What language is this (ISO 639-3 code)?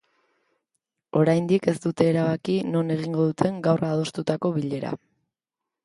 eus